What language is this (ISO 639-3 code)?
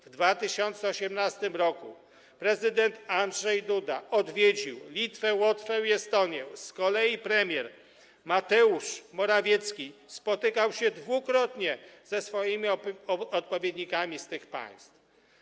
pol